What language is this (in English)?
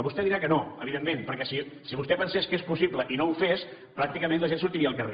Catalan